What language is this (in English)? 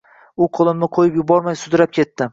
Uzbek